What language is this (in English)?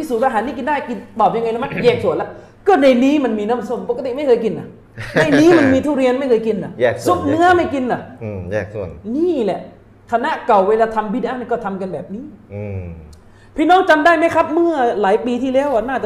Thai